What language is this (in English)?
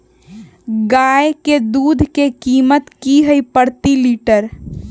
Magahi